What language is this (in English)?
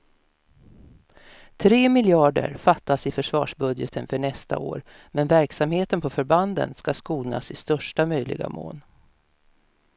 Swedish